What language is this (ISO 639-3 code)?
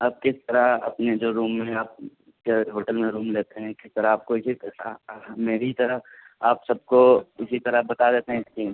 urd